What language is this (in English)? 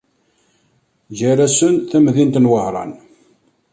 Kabyle